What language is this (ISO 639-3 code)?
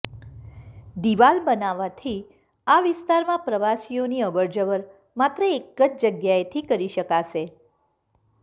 guj